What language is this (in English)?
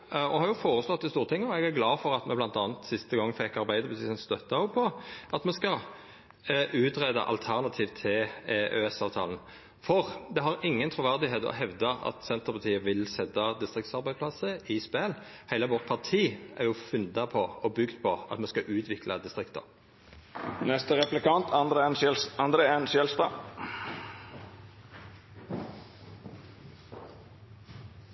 Norwegian Nynorsk